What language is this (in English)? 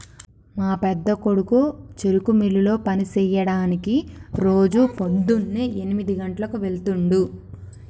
Telugu